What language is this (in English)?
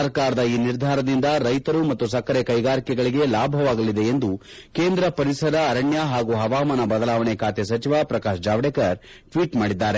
Kannada